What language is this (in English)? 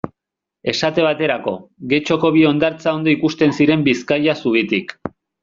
Basque